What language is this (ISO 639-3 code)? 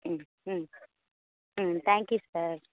tam